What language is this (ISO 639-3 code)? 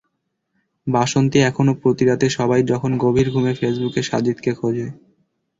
ben